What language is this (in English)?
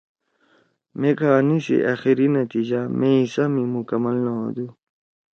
Torwali